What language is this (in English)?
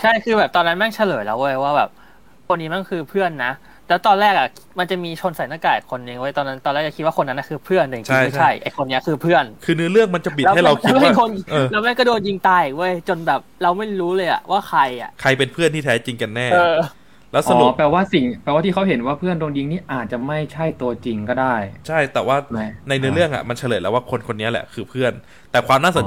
Thai